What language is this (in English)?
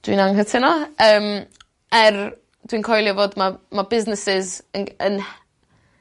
Welsh